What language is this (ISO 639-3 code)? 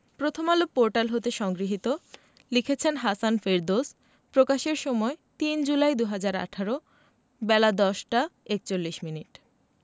ben